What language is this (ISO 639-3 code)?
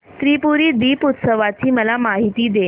mar